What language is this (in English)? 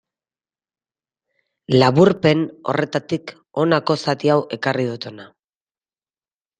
Basque